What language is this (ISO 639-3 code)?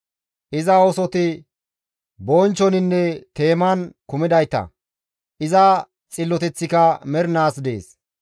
gmv